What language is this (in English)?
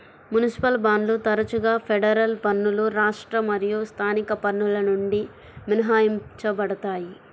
Telugu